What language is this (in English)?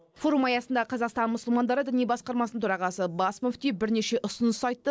Kazakh